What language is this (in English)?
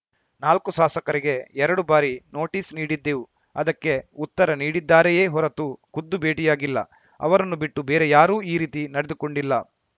Kannada